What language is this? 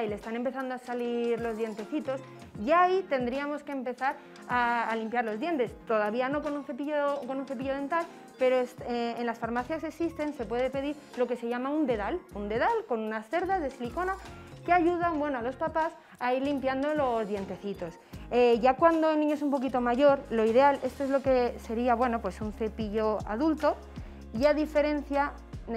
Spanish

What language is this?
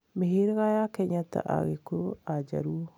Kikuyu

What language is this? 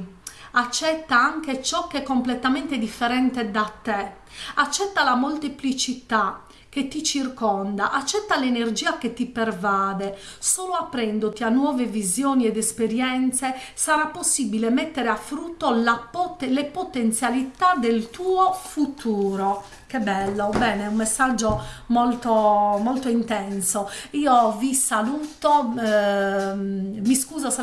Italian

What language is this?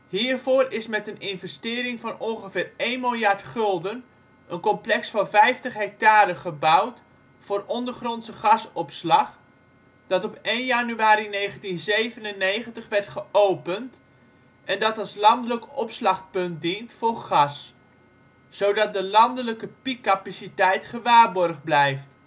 Dutch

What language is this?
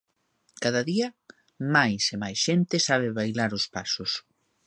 Galician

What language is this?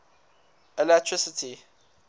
English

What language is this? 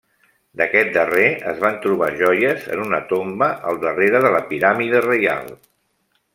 Catalan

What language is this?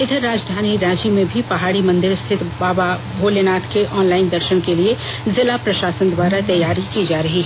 Hindi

